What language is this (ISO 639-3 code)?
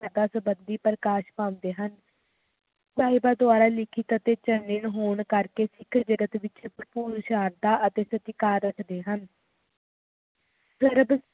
pan